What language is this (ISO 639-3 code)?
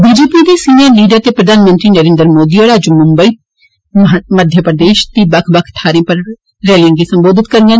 doi